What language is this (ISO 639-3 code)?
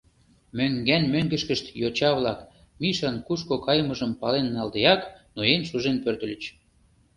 chm